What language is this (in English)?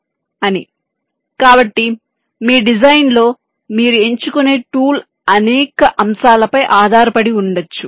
Telugu